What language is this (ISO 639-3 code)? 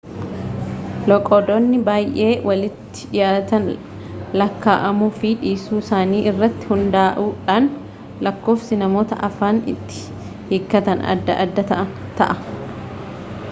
orm